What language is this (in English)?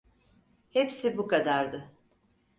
Turkish